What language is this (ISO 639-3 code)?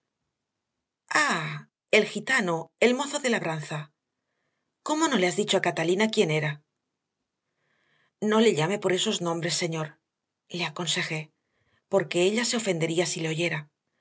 spa